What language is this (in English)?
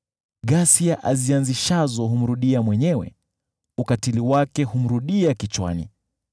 Swahili